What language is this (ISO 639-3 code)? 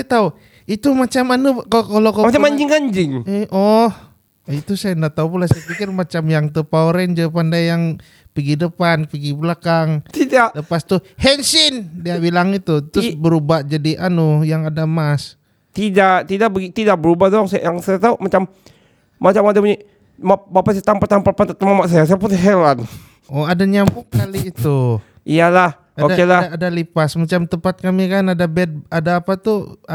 msa